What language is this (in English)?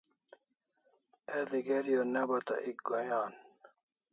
Kalasha